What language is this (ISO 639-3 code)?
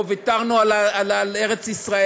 heb